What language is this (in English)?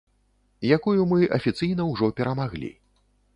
Belarusian